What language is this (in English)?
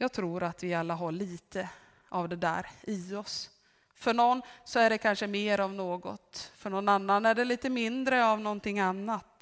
Swedish